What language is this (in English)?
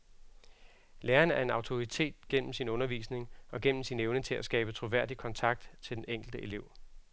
Danish